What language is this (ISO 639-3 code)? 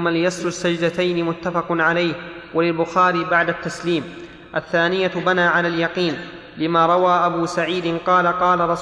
ara